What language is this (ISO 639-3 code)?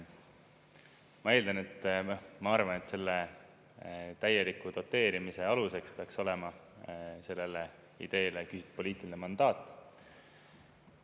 est